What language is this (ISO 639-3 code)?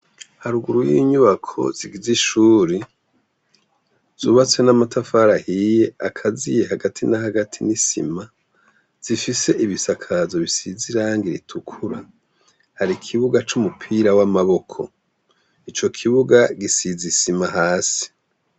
run